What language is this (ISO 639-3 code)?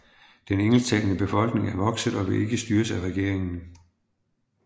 dan